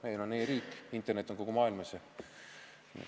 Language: Estonian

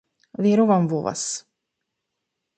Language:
Macedonian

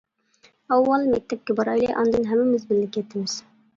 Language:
Uyghur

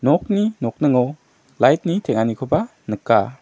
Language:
Garo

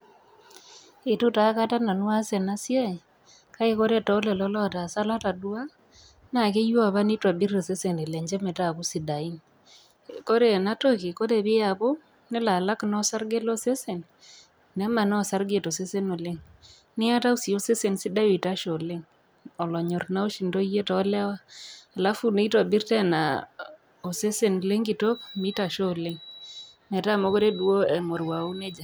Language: Masai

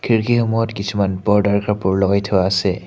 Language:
Assamese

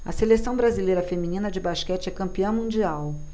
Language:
Portuguese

